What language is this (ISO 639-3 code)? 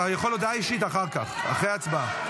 heb